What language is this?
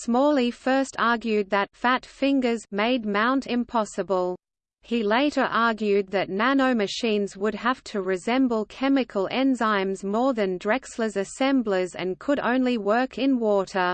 English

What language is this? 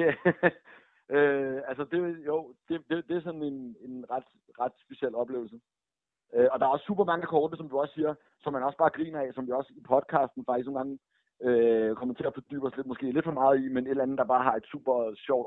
Danish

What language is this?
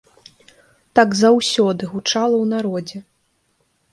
Belarusian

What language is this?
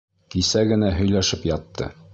Bashkir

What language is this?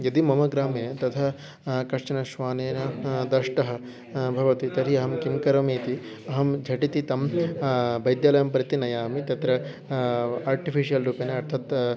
Sanskrit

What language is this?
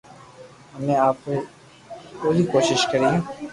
Loarki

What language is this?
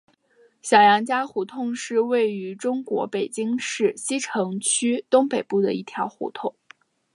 Chinese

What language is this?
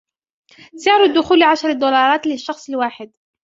Arabic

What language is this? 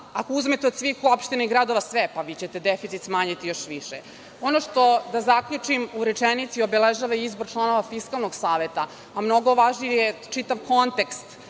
Serbian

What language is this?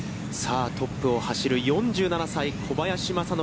Japanese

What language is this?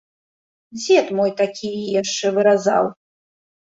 Belarusian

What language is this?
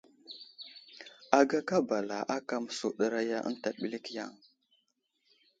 Wuzlam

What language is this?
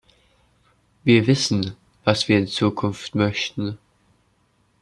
German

